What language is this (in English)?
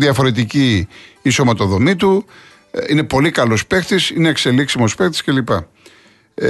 Greek